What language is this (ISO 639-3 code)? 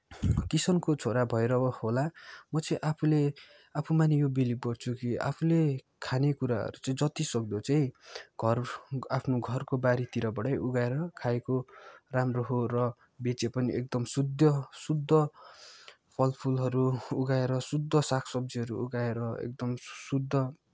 nep